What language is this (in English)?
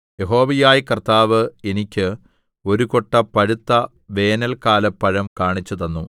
Malayalam